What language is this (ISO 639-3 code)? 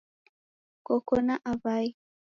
dav